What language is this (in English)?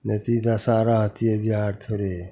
Maithili